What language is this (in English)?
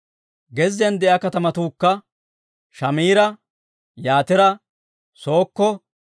Dawro